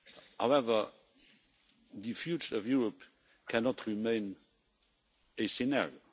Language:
English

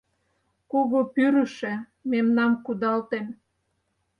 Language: Mari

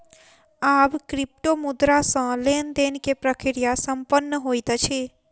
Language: Maithili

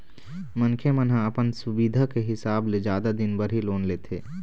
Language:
Chhattisgarhi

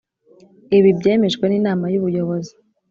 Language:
Kinyarwanda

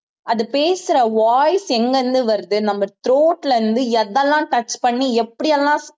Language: Tamil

